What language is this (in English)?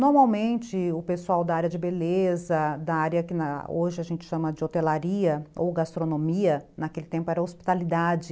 Portuguese